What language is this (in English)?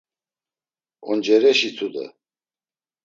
Laz